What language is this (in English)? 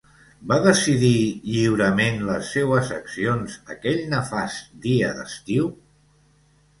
Catalan